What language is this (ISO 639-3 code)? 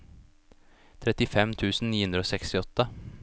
nor